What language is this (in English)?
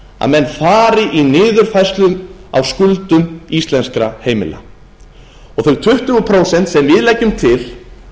Icelandic